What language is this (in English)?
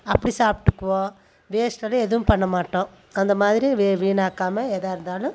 Tamil